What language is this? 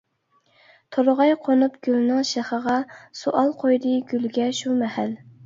Uyghur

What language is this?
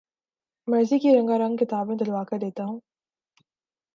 Urdu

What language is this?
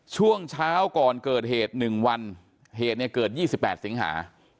Thai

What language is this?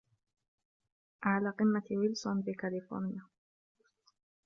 Arabic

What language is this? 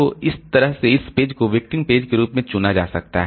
Hindi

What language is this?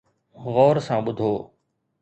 Sindhi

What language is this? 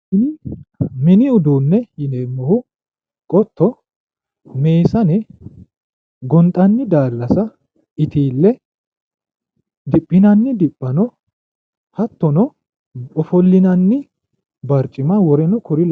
Sidamo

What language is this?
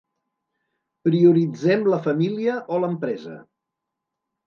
Catalan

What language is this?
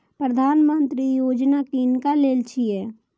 Maithili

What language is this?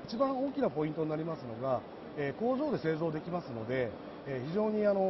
Japanese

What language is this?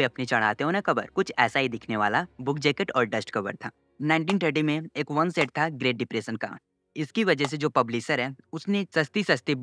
Hindi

